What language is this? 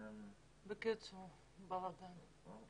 Hebrew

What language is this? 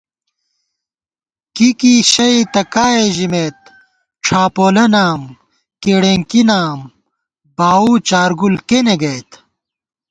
Gawar-Bati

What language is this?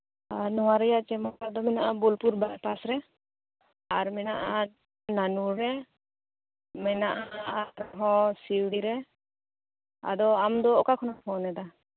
Santali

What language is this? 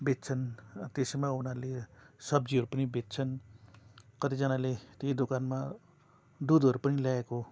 Nepali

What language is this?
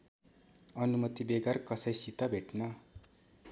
Nepali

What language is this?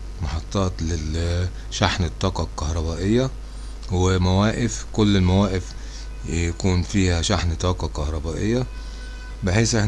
Arabic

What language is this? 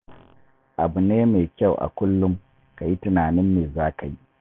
Hausa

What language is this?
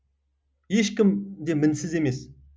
Kazakh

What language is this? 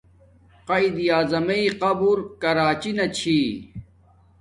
Domaaki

